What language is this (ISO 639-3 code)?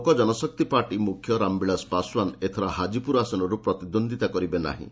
ori